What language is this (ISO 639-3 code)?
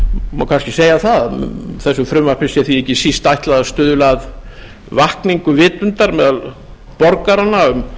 isl